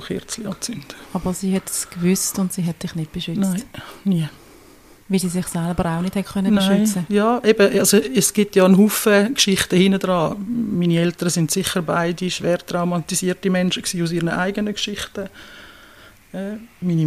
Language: German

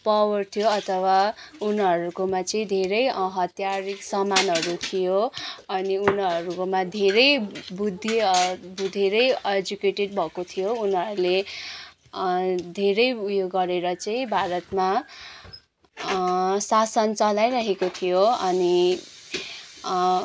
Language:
Nepali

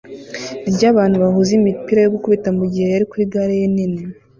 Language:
Kinyarwanda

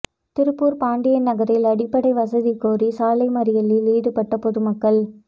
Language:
Tamil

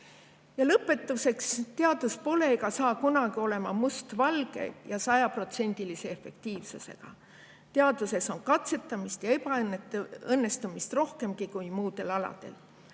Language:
Estonian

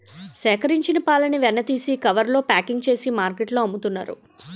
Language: Telugu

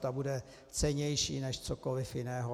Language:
Czech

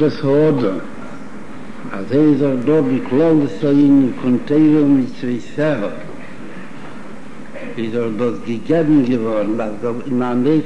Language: Hebrew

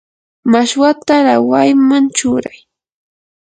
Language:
Yanahuanca Pasco Quechua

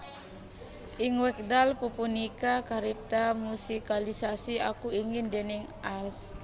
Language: Javanese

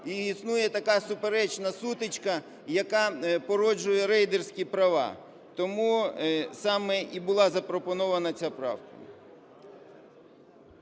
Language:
Ukrainian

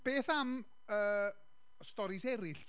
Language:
Welsh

